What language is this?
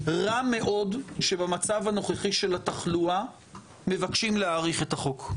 Hebrew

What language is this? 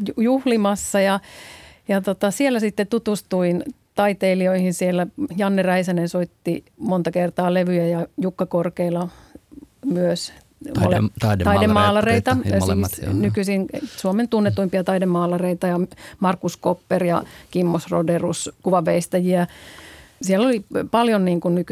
Finnish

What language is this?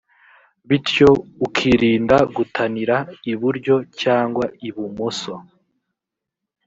Kinyarwanda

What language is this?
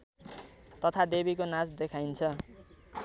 Nepali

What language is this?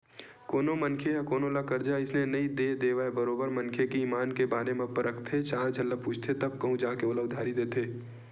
Chhattisgarhi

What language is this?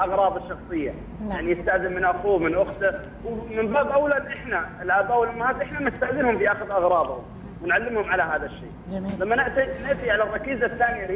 Arabic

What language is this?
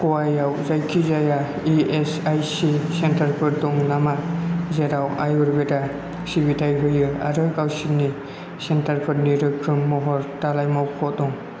Bodo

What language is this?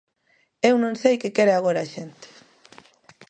Galician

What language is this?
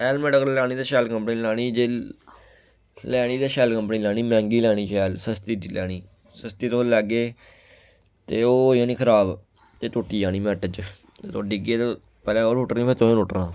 Dogri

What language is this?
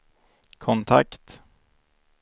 Swedish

